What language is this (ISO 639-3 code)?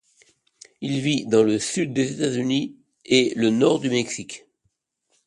fra